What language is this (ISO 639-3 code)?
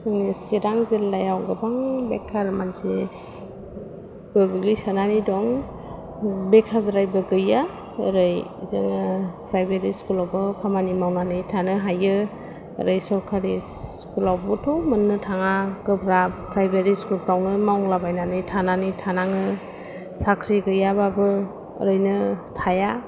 brx